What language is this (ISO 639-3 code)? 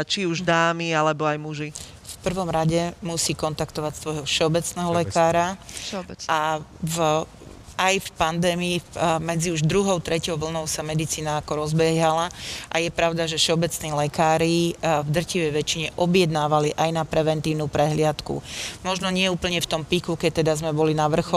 slk